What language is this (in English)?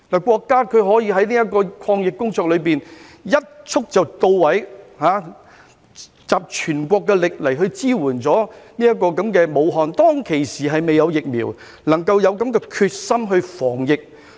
Cantonese